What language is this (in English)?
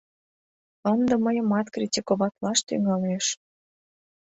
Mari